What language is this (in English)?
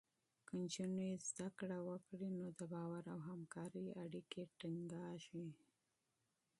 Pashto